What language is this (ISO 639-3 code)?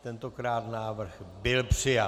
ces